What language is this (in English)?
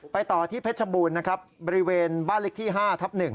Thai